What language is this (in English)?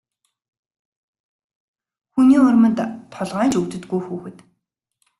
Mongolian